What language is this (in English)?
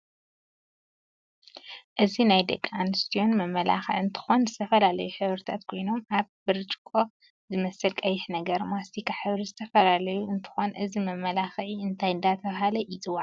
Tigrinya